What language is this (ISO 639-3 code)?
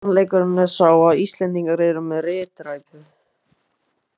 isl